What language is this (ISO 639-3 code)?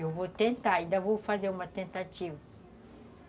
por